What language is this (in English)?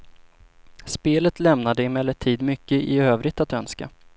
Swedish